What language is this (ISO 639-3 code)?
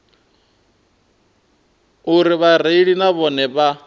ven